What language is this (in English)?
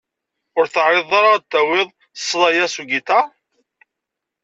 Kabyle